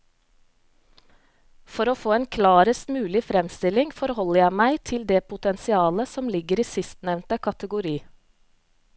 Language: Norwegian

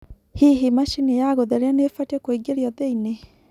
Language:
Kikuyu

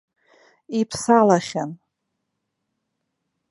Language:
Abkhazian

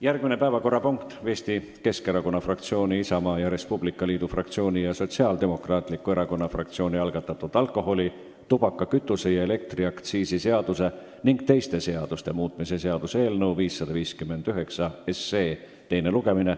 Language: Estonian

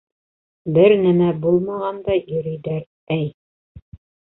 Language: Bashkir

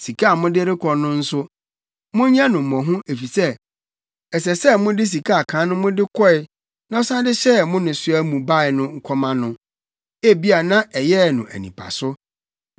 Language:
Akan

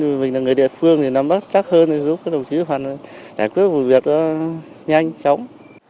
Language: Vietnamese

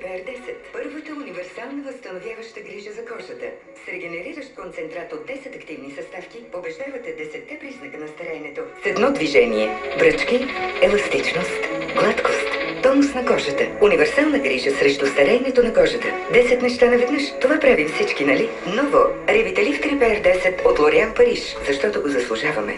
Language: Bulgarian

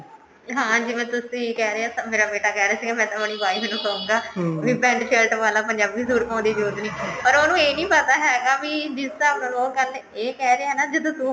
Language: Punjabi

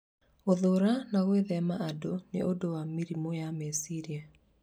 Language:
Kikuyu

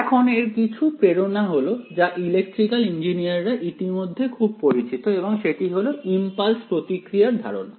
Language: Bangla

